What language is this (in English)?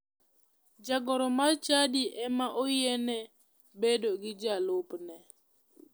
Luo (Kenya and Tanzania)